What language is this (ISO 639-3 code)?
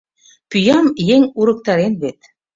chm